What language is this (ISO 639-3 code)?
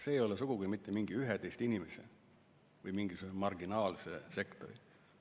est